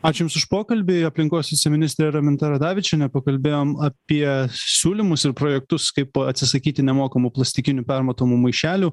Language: Lithuanian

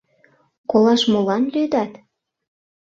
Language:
Mari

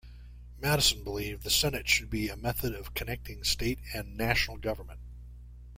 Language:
English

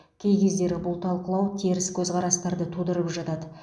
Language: Kazakh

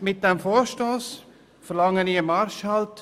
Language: Swiss German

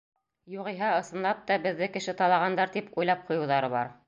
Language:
Bashkir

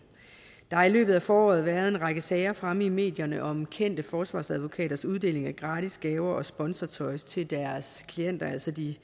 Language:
Danish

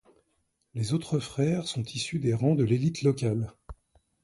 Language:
French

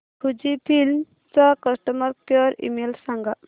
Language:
Marathi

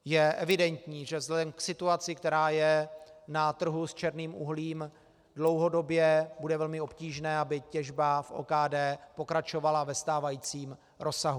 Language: Czech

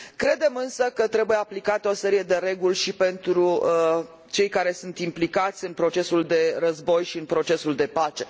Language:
Romanian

